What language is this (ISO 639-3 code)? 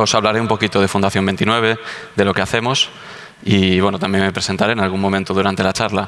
spa